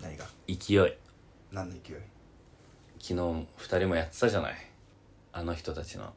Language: Japanese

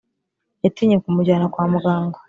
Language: Kinyarwanda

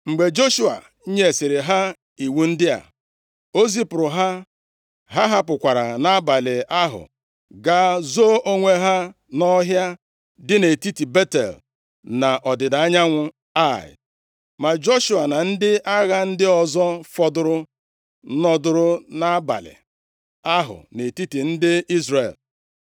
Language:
Igbo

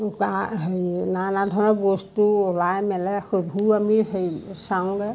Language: Assamese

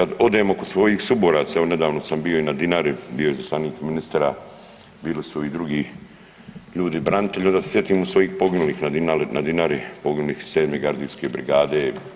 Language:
Croatian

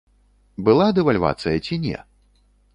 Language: Belarusian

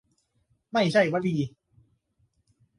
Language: Thai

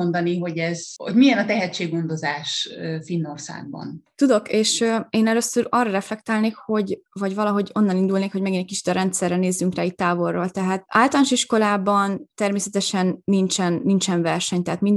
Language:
Hungarian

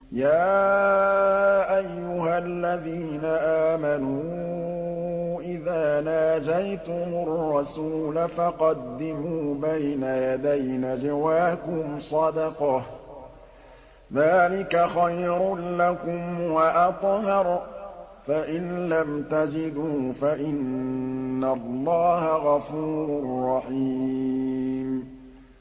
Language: Arabic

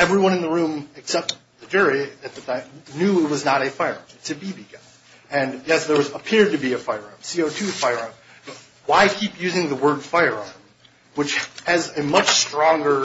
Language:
English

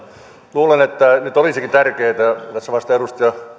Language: Finnish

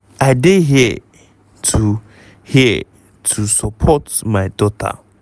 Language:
Nigerian Pidgin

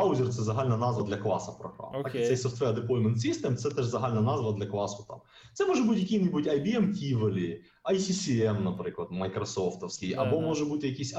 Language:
Ukrainian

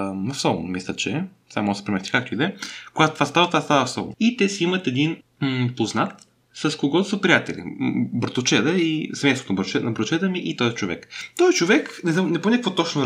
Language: Bulgarian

